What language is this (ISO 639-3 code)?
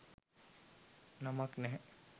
sin